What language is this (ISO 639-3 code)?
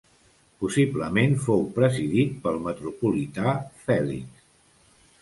cat